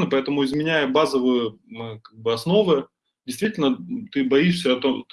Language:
Russian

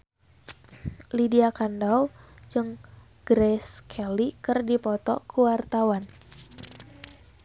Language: Sundanese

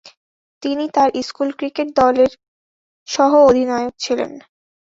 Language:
Bangla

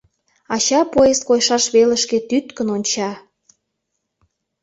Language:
Mari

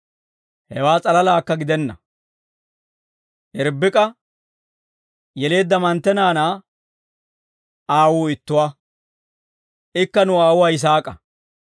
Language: Dawro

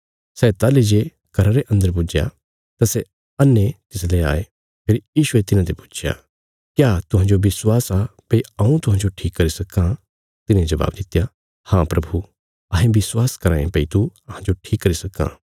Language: Bilaspuri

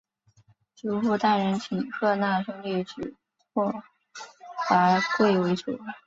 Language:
Chinese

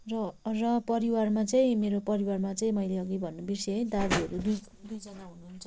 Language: Nepali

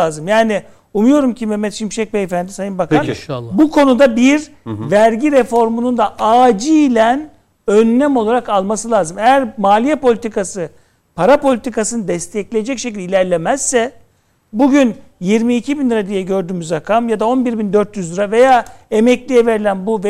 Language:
Turkish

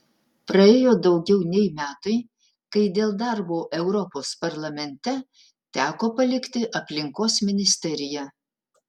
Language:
Lithuanian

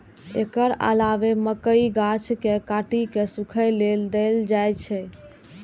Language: Maithili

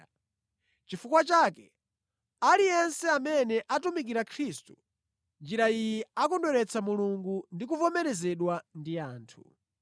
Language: Nyanja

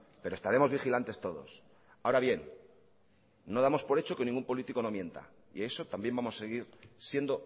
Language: Spanish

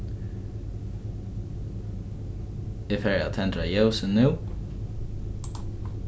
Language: Faroese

